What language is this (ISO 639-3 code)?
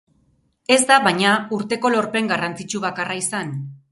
eus